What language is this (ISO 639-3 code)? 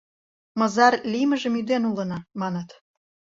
chm